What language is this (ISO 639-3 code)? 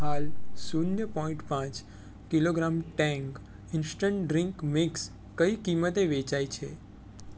guj